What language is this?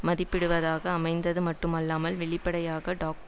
Tamil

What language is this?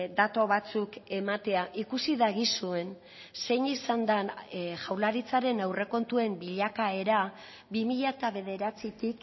Basque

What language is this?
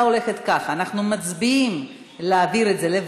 Hebrew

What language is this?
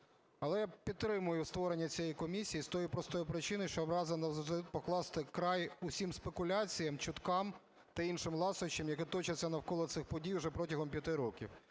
Ukrainian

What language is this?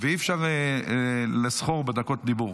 Hebrew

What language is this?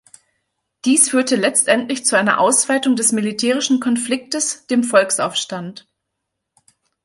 German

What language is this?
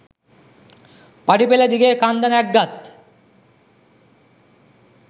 Sinhala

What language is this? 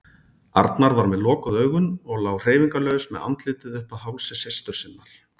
Icelandic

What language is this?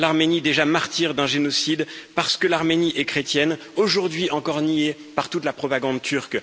French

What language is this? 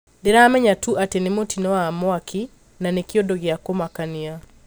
Kikuyu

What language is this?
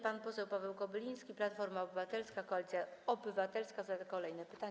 Polish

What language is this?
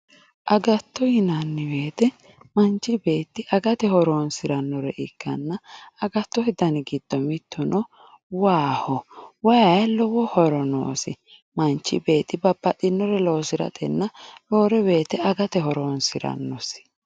Sidamo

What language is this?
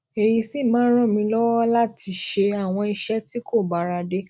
Yoruba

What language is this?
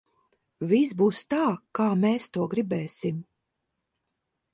Latvian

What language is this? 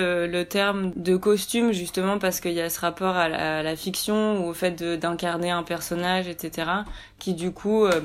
French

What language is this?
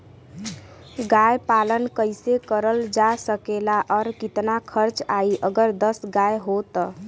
Bhojpuri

